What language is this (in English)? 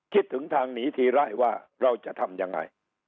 Thai